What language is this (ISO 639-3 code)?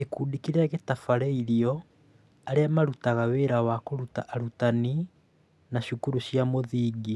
kik